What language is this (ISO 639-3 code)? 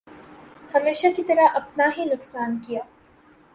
urd